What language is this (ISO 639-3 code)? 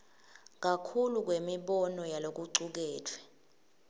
ssw